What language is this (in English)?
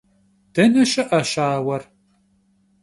Kabardian